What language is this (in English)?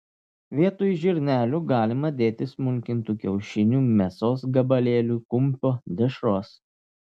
Lithuanian